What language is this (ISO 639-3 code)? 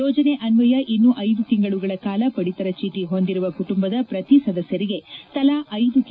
kan